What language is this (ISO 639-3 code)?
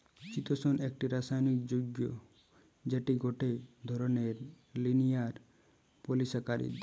ben